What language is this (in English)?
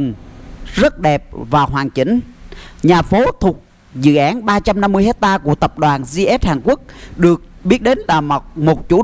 Vietnamese